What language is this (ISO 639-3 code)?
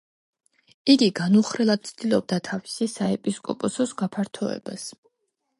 kat